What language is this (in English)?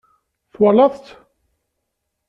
Kabyle